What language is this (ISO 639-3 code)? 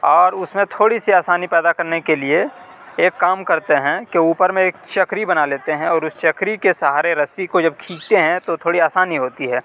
urd